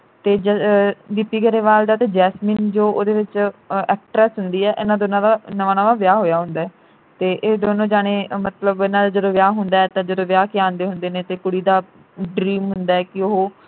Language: Punjabi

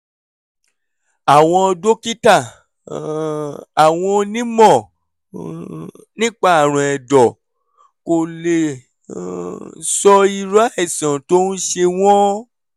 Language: Yoruba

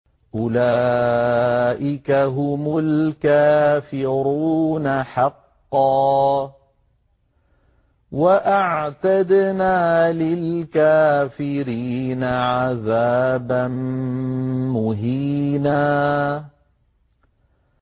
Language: Arabic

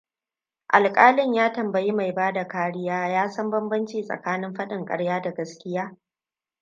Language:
Hausa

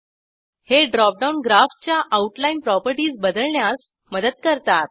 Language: Marathi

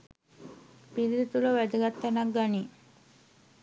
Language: Sinhala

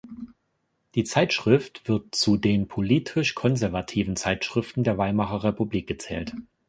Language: German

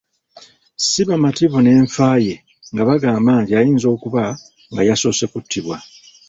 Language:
Ganda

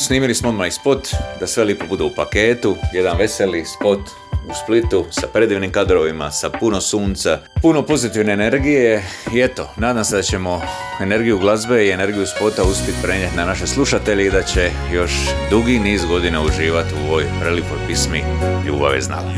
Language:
Croatian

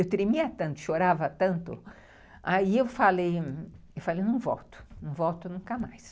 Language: Portuguese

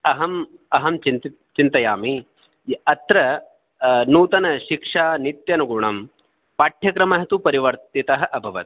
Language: Sanskrit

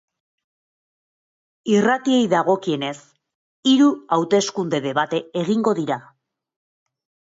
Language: Basque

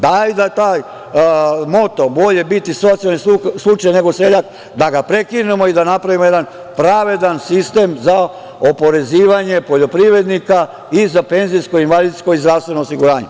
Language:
Serbian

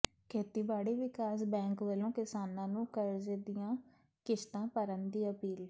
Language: Punjabi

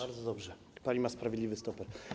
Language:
Polish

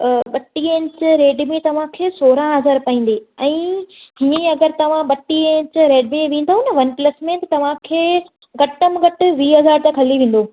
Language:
Sindhi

